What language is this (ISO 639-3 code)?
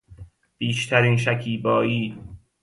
fas